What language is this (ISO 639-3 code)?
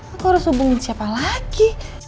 ind